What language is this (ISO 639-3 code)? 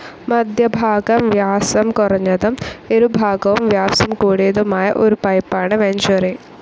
mal